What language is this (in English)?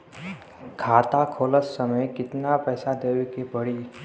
Bhojpuri